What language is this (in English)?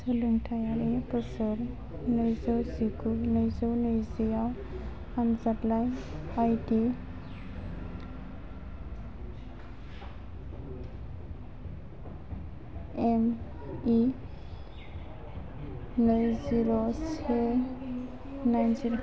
Bodo